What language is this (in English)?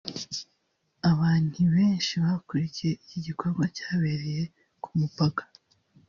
Kinyarwanda